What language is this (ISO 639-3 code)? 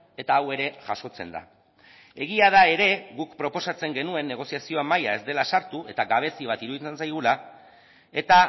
eus